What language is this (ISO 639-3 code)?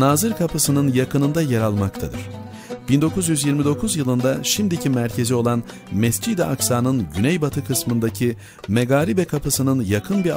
tur